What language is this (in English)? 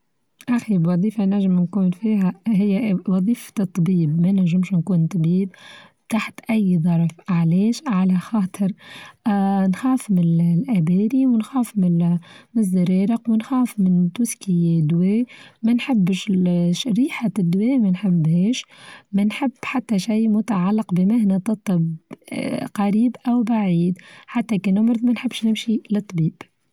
Tunisian Arabic